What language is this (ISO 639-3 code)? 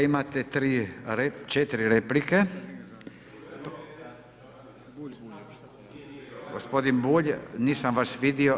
hrv